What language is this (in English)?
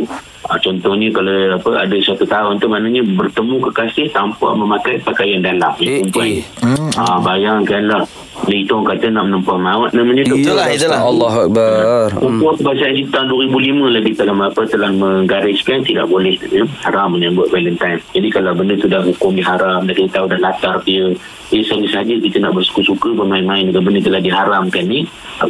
Malay